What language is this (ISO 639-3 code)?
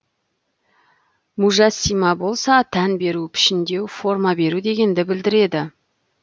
kaz